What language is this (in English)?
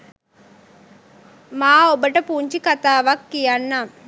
Sinhala